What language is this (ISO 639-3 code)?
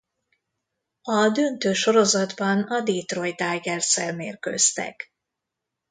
hun